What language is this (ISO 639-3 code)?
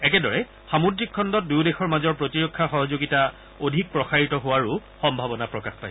asm